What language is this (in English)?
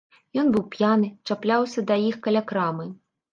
Belarusian